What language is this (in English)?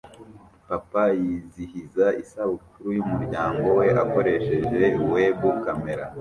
Kinyarwanda